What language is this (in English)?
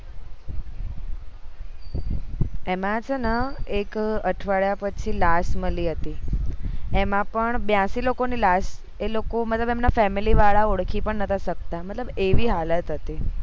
Gujarati